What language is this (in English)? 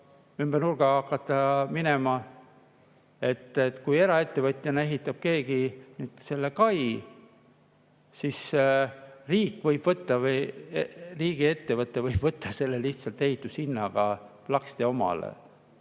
Estonian